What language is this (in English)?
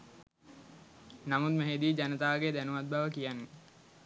Sinhala